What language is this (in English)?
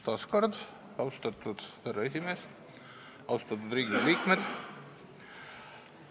Estonian